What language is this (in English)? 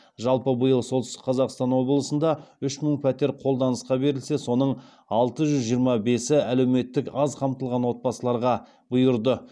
Kazakh